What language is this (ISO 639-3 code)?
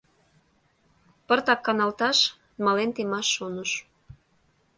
chm